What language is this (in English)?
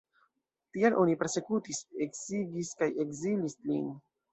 Esperanto